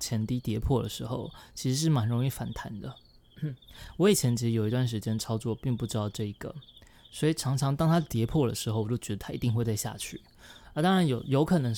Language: Chinese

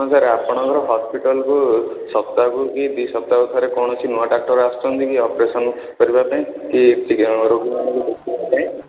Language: Odia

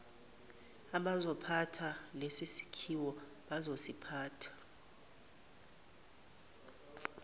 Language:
Zulu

